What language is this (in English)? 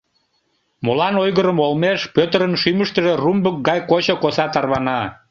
Mari